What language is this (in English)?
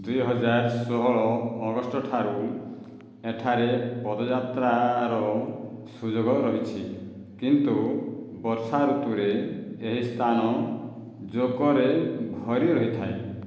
Odia